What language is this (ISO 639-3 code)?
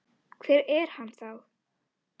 isl